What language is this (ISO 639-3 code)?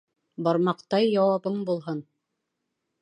bak